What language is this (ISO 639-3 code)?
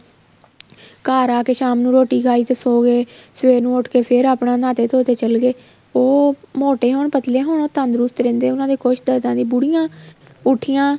pan